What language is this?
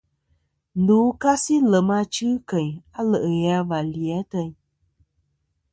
Kom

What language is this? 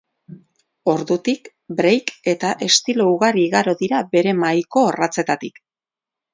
Basque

